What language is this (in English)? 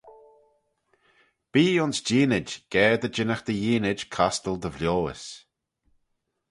Manx